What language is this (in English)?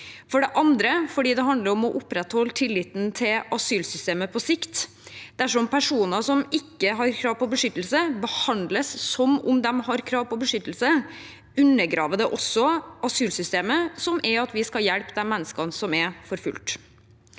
Norwegian